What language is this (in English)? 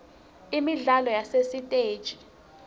Swati